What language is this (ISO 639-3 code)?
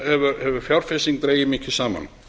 isl